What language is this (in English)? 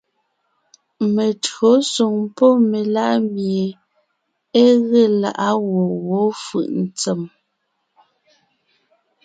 Ngiemboon